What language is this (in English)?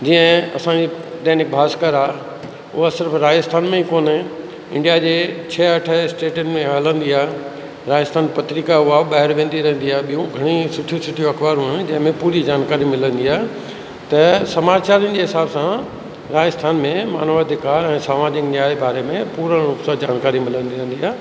Sindhi